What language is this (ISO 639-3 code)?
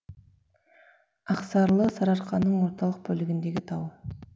kaz